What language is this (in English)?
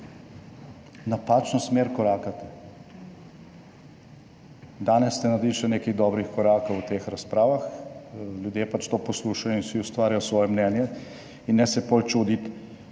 Slovenian